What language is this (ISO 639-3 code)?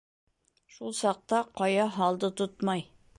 bak